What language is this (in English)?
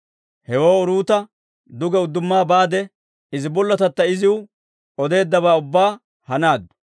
Dawro